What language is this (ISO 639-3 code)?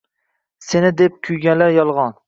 uzb